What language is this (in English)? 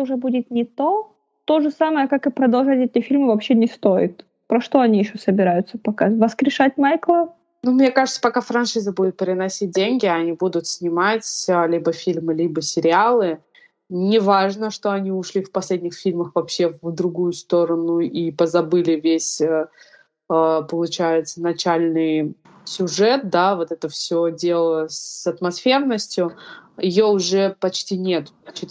Russian